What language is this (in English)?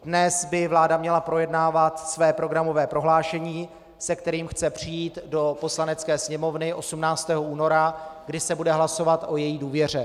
Czech